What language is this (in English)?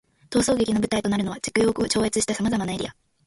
Japanese